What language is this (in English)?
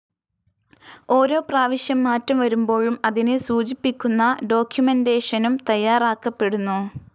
Malayalam